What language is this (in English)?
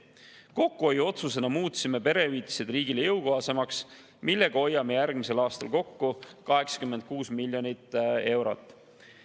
Estonian